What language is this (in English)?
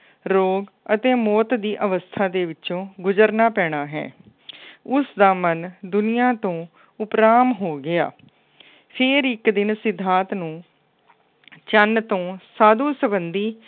Punjabi